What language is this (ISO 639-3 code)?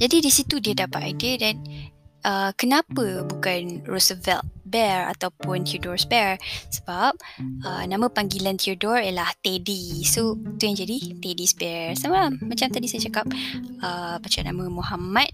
msa